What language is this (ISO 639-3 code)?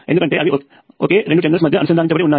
tel